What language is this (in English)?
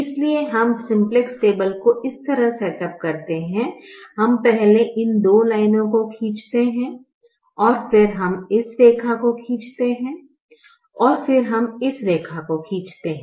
Hindi